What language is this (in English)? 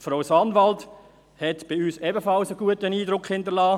Swiss German